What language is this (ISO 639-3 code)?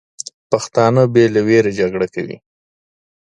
pus